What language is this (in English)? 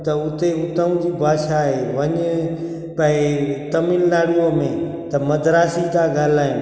Sindhi